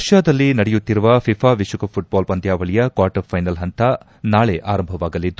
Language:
Kannada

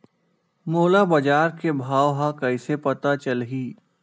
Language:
Chhattisgarhi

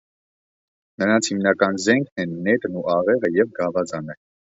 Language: Armenian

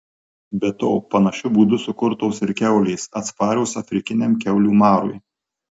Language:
Lithuanian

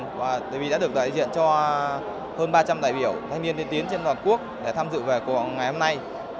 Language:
Vietnamese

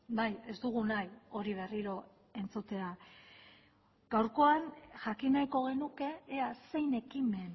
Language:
Basque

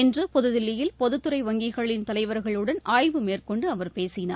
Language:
Tamil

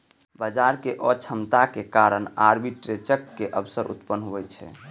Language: Maithili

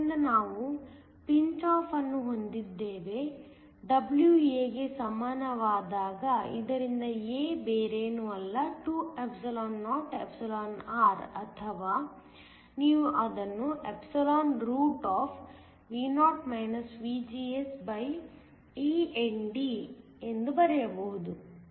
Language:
Kannada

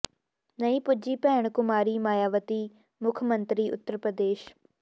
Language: Punjabi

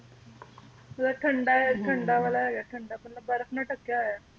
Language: Punjabi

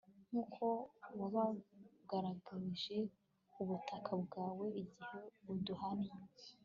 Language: Kinyarwanda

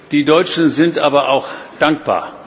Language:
German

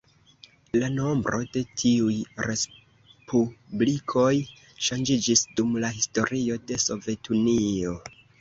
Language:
Esperanto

